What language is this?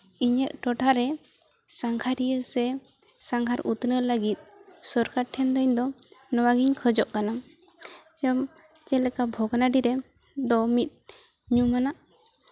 Santali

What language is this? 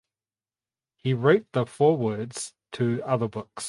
English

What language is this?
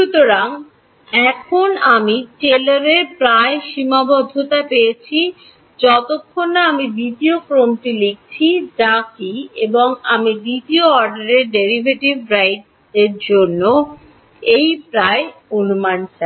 Bangla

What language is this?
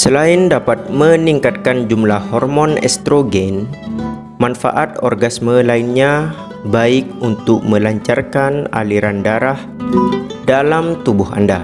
Indonesian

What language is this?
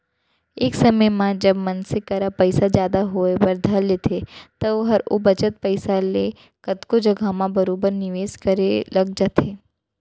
Chhattisgarhi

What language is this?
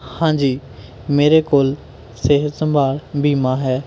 Punjabi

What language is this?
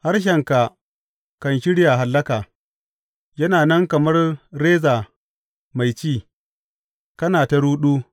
Hausa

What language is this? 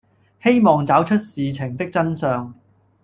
Cantonese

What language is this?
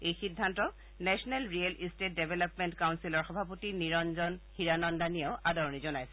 Assamese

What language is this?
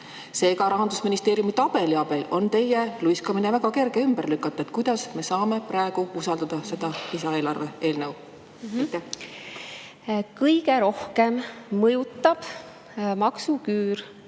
Estonian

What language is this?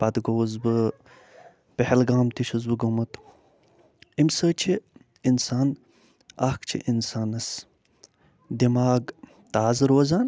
Kashmiri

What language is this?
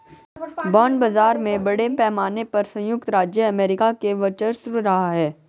Hindi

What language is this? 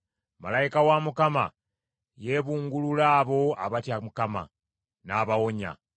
Ganda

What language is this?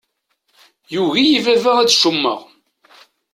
Kabyle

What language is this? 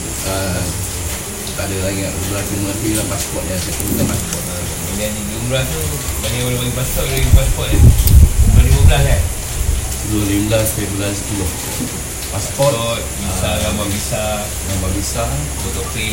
Malay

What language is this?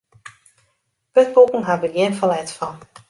Western Frisian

